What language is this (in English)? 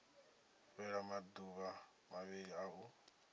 Venda